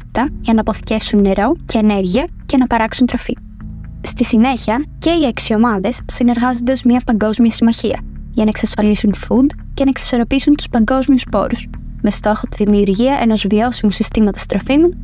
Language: Greek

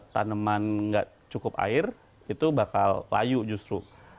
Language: Indonesian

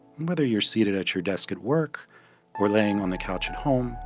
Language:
English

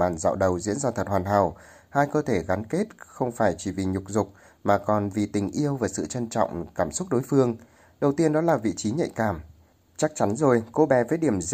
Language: Vietnamese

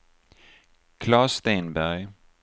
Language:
Swedish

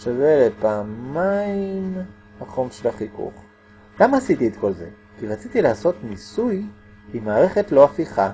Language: Hebrew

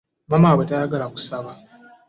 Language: Ganda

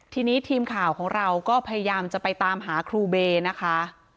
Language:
Thai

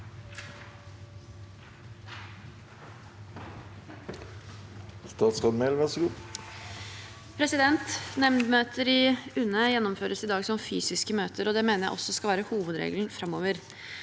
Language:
Norwegian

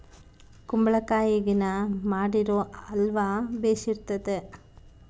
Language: Kannada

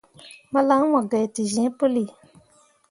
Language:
Mundang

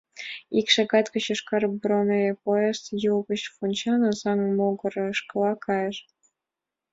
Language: Mari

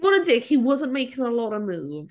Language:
Welsh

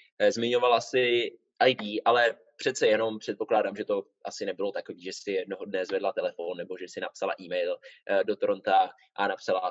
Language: Czech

